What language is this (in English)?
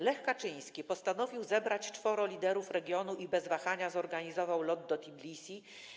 Polish